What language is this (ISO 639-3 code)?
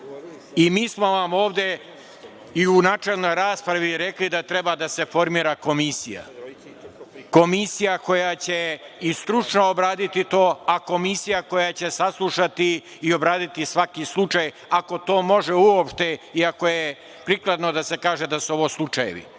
srp